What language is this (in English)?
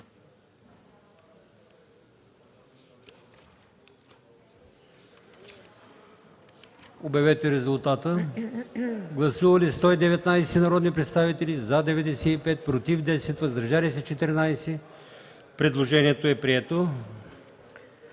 Bulgarian